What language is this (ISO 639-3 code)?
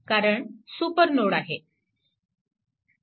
mar